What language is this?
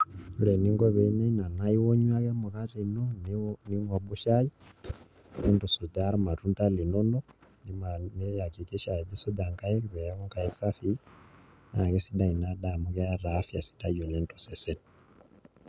Masai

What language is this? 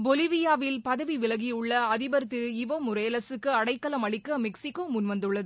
Tamil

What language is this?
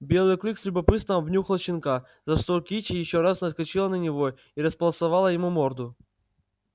Russian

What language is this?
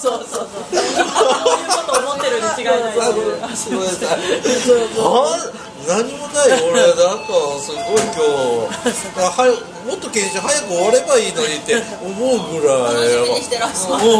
Japanese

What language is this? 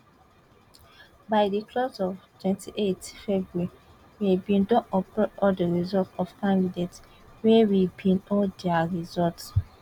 Nigerian Pidgin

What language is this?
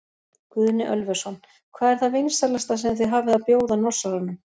Icelandic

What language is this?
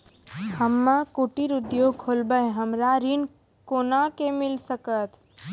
Maithili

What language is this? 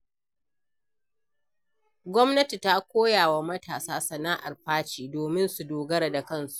Hausa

